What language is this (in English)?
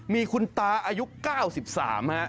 Thai